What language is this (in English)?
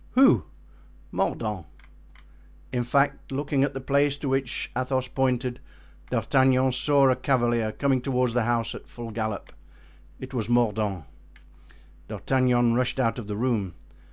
English